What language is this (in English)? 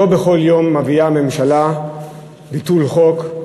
Hebrew